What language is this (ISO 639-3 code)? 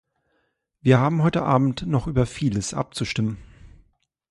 deu